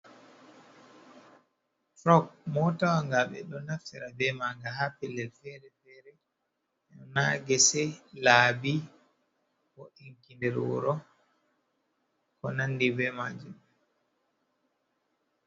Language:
Fula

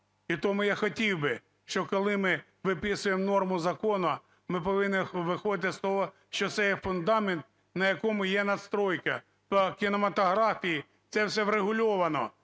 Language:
Ukrainian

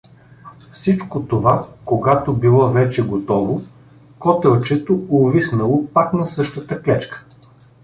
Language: Bulgarian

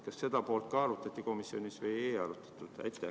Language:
Estonian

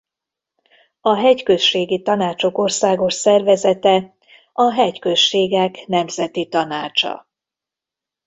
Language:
Hungarian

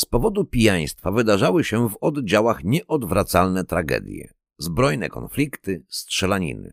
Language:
Polish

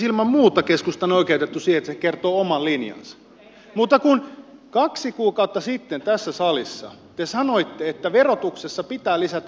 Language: Finnish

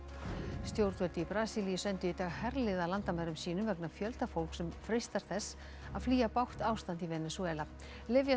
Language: Icelandic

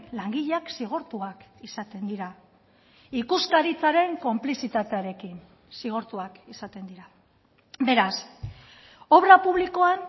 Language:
Basque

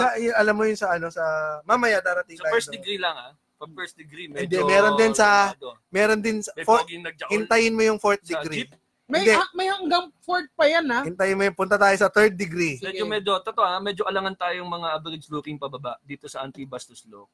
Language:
Filipino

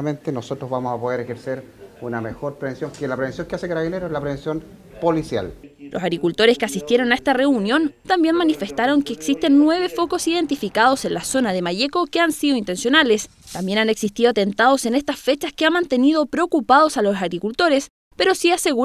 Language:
Spanish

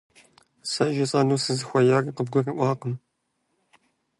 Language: Kabardian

